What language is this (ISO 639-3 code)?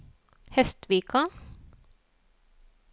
nor